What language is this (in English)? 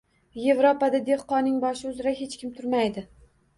Uzbek